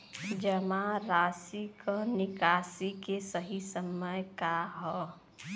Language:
Bhojpuri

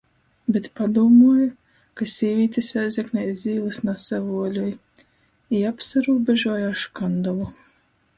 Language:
Latgalian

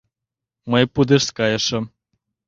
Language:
Mari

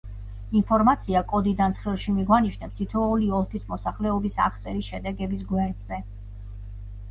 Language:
Georgian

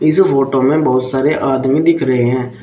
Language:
Hindi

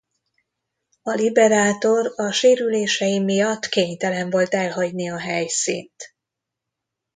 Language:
Hungarian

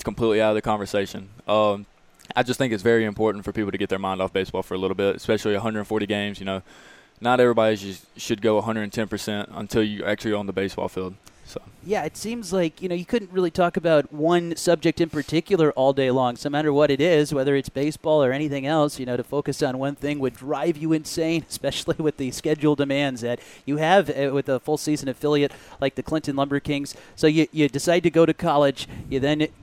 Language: English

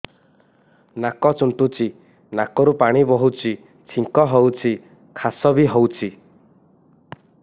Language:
Odia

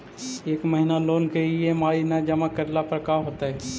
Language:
Magahi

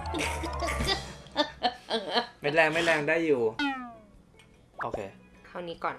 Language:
Thai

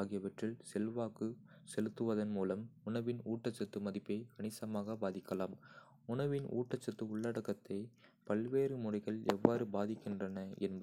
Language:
Kota (India)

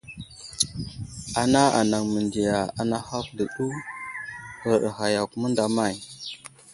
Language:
Wuzlam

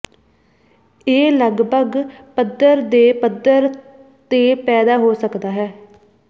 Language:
Punjabi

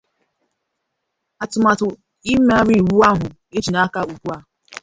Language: Igbo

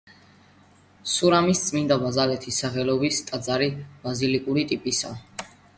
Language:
Georgian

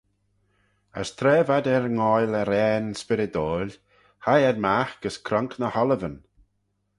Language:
Manx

